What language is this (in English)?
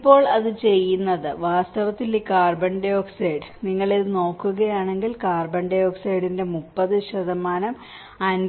Malayalam